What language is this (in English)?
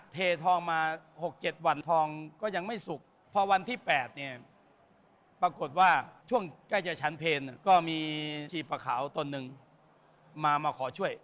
Thai